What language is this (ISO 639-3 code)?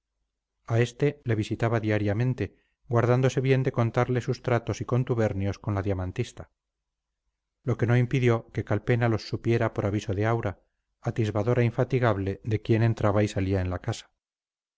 spa